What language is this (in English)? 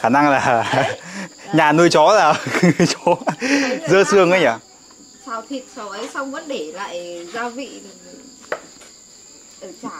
Vietnamese